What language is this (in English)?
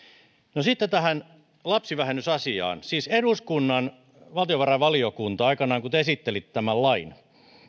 Finnish